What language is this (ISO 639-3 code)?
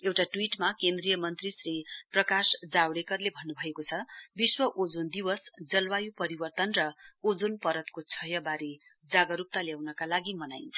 nep